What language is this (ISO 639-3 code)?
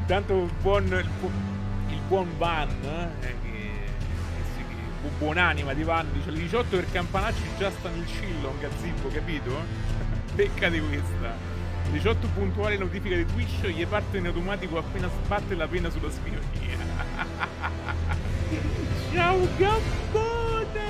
ita